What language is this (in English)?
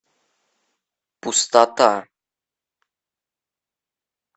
Russian